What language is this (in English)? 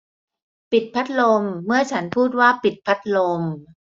Thai